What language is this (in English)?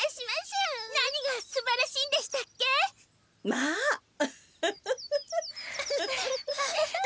Japanese